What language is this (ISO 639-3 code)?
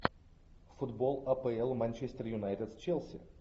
rus